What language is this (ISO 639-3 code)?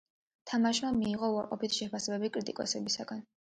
kat